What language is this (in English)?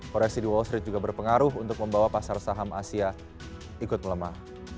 Indonesian